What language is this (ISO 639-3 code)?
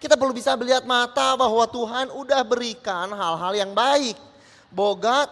ind